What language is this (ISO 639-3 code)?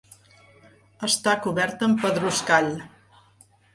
cat